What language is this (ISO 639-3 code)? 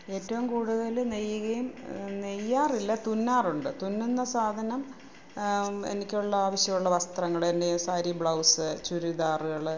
mal